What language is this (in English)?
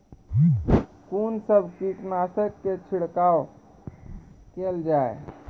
Maithili